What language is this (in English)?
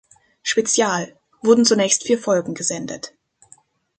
German